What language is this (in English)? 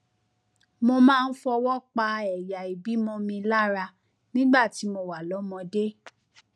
Yoruba